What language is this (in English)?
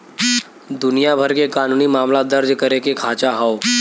Bhojpuri